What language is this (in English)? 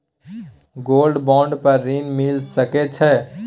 Maithili